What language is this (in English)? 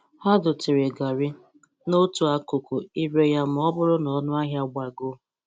Igbo